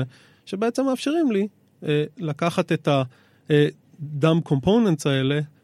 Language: Hebrew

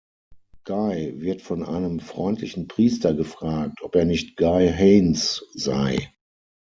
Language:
German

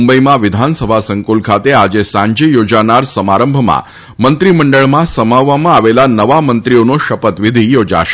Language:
Gujarati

